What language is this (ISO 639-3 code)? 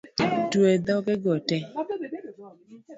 luo